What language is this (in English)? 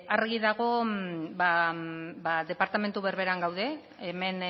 Basque